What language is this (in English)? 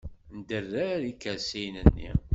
Kabyle